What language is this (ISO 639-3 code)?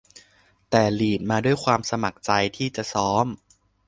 tha